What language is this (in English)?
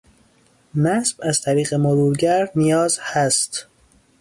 Persian